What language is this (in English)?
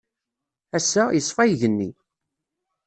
Kabyle